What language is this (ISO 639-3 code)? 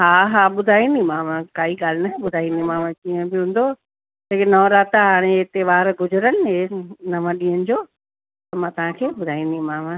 snd